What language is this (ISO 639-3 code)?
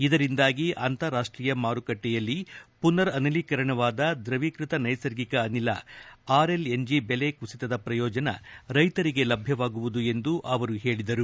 kan